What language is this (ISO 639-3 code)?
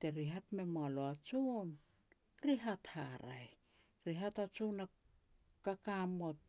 pex